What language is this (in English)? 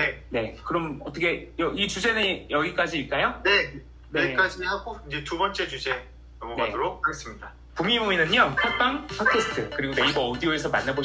Korean